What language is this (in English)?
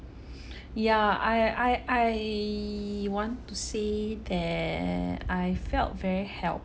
English